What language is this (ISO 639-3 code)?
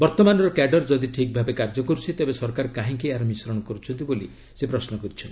ori